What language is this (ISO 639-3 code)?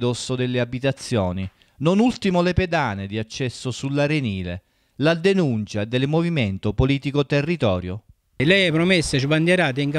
ita